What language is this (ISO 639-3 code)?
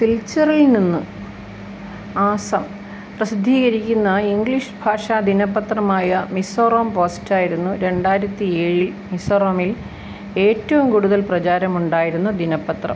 mal